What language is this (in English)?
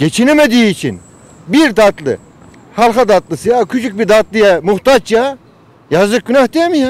Turkish